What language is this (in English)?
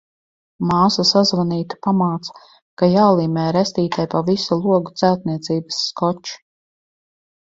Latvian